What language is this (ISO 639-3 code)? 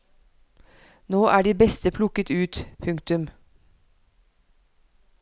nor